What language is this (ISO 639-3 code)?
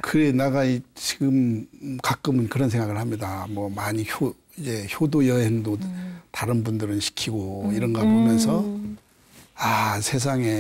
kor